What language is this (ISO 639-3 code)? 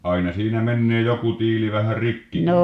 fin